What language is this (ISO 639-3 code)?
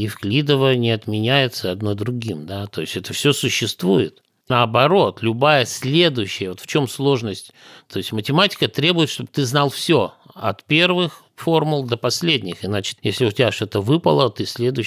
rus